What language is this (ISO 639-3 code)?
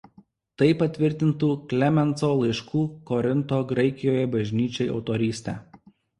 lit